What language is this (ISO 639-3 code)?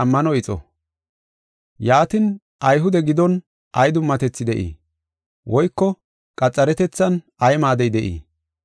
gof